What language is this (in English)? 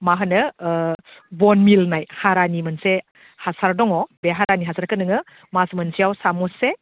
Bodo